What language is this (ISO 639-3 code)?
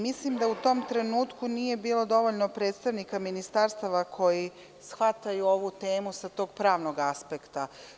srp